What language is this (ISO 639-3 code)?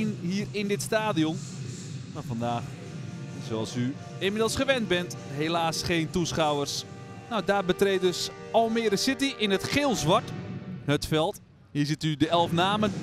nld